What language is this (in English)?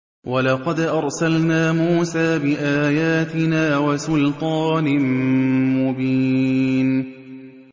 Arabic